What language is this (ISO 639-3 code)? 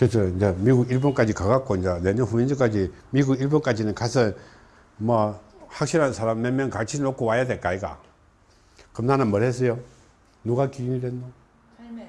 kor